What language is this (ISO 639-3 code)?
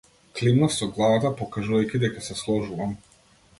mkd